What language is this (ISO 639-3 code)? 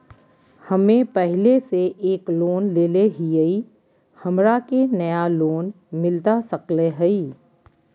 mag